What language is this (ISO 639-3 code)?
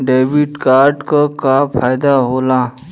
bho